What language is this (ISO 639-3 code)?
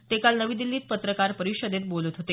mar